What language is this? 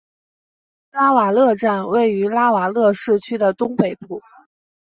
Chinese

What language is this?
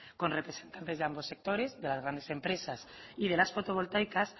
Spanish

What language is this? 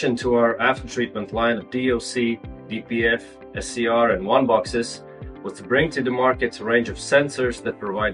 English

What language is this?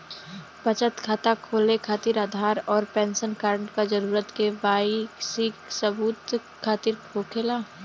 Bhojpuri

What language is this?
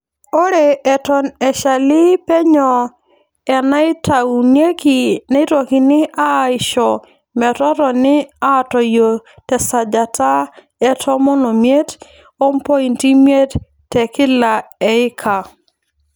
Masai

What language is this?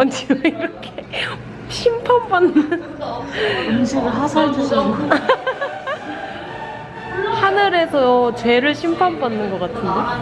Korean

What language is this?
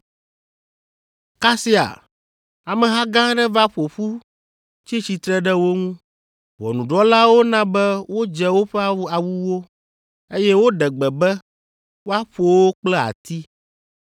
Ewe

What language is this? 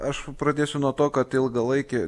Lithuanian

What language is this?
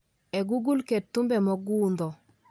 Luo (Kenya and Tanzania)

